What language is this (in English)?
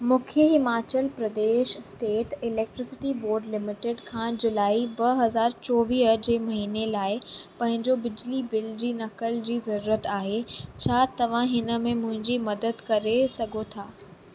Sindhi